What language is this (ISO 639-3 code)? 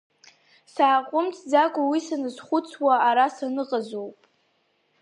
abk